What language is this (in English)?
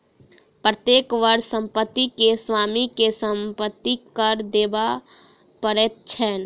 Maithili